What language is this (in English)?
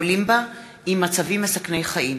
Hebrew